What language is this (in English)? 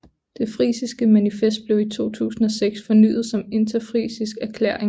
Danish